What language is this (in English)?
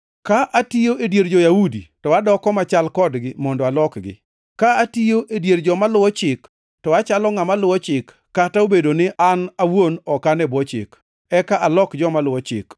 Luo (Kenya and Tanzania)